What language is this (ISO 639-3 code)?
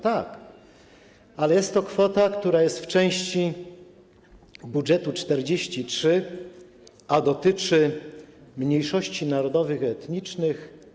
pol